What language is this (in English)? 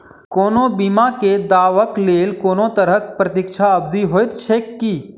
Maithili